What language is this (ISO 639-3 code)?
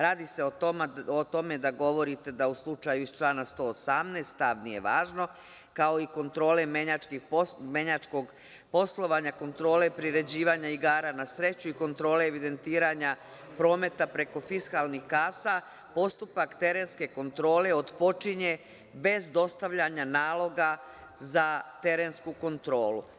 srp